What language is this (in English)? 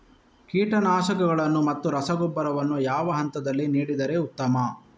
Kannada